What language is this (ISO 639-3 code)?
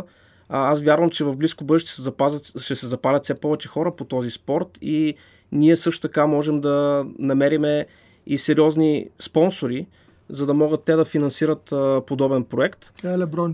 bul